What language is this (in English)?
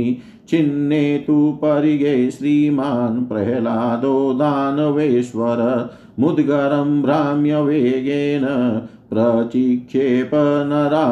Hindi